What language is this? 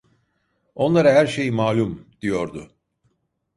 Turkish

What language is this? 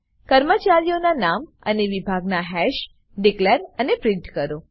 Gujarati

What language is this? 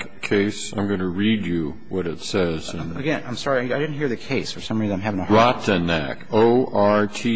English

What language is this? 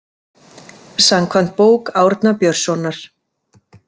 Icelandic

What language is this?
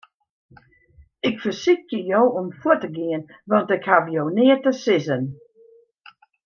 Western Frisian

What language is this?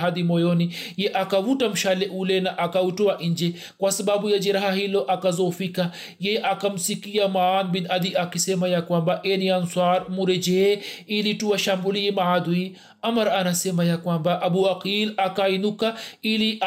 Swahili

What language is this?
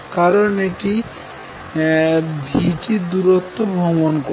Bangla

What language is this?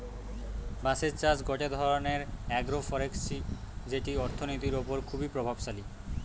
Bangla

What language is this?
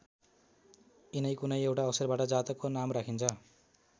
Nepali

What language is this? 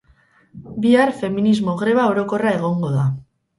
Basque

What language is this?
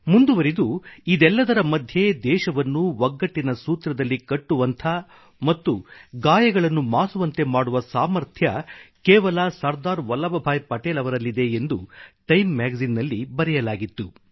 Kannada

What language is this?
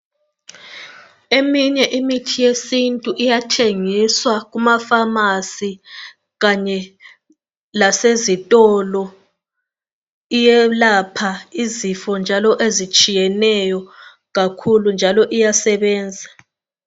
North Ndebele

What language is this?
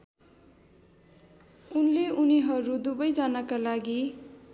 Nepali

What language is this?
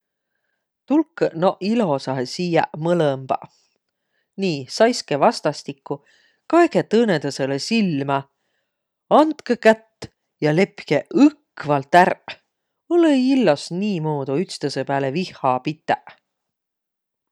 Võro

